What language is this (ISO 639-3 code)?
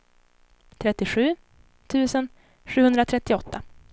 swe